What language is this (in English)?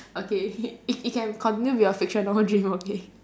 English